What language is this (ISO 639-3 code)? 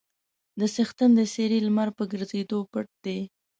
pus